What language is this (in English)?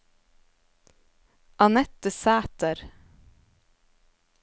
Norwegian